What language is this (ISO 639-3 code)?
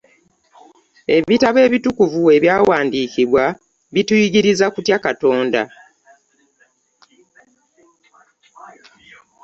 lug